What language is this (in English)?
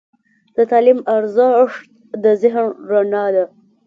Pashto